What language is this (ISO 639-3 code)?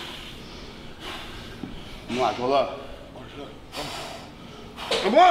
por